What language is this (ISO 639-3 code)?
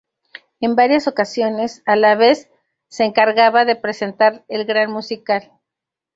spa